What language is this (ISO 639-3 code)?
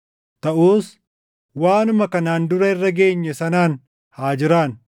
orm